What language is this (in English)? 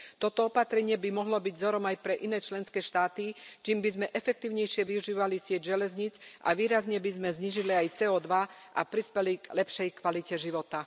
Slovak